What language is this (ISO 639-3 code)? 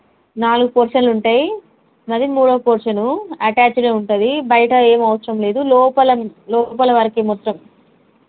tel